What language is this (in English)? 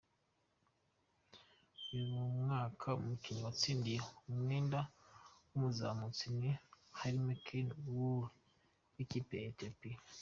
Kinyarwanda